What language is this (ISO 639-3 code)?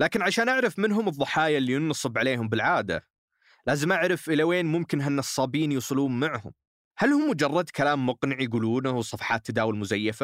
ara